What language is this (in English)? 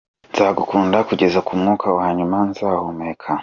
Kinyarwanda